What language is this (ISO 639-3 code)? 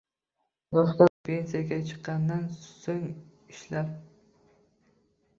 uzb